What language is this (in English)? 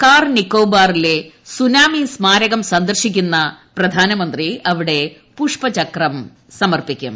Malayalam